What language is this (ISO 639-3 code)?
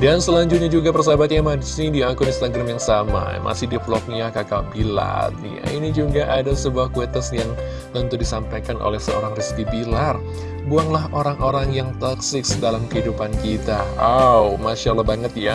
ind